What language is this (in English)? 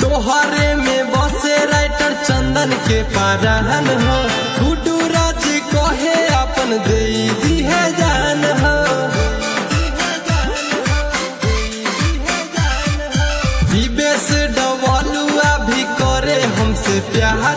Hindi